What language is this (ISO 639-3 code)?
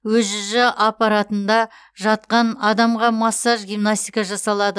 kaz